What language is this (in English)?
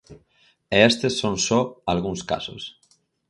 Galician